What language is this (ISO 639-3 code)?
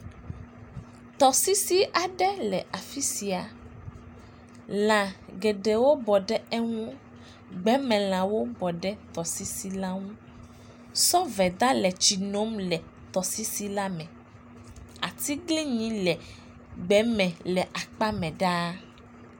ewe